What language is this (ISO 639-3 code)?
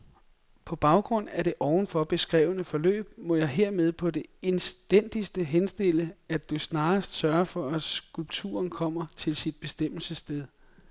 dan